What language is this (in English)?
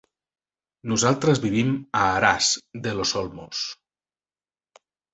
Catalan